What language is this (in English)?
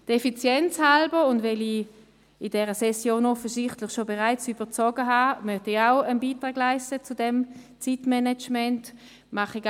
Swiss German